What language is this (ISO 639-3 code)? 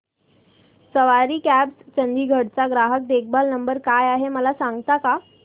mar